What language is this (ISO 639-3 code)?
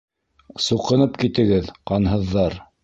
bak